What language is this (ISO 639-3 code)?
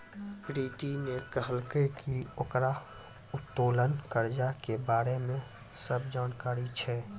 mai